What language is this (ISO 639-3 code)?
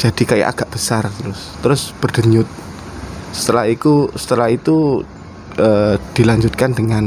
ind